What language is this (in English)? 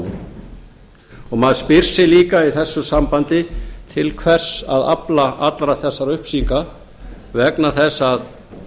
Icelandic